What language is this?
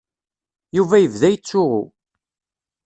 Kabyle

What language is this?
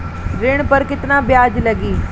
Bhojpuri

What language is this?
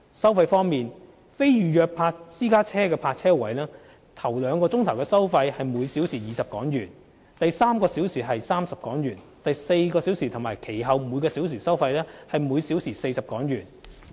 Cantonese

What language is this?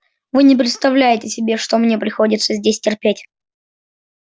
Russian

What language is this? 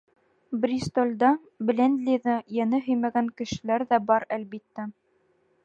Bashkir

